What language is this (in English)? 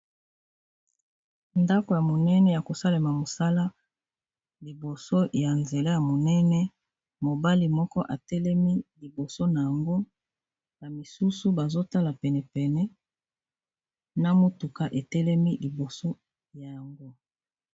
Lingala